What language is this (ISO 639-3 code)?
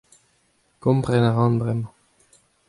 bre